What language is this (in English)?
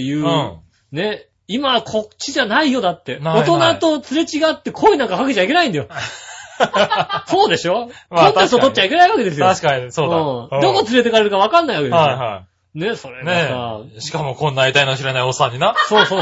Japanese